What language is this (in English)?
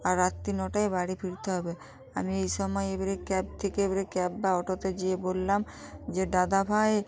Bangla